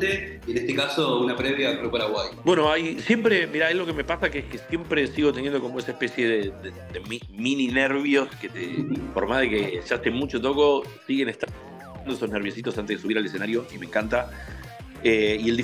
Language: Spanish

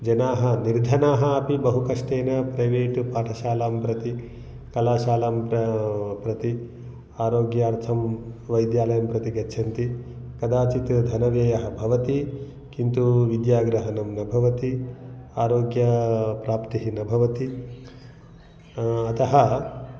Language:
Sanskrit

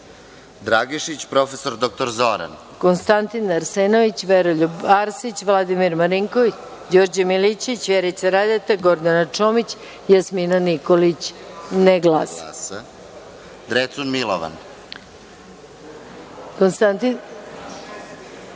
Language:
Serbian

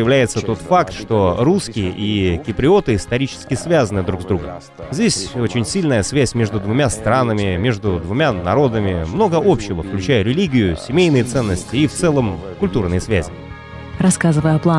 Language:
Russian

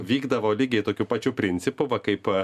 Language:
Lithuanian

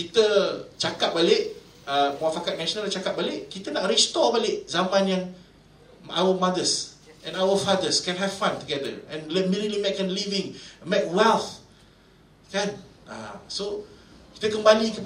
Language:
Malay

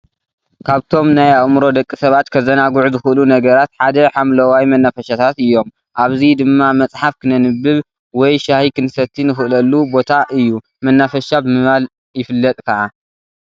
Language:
Tigrinya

